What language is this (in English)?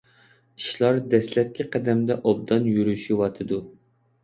Uyghur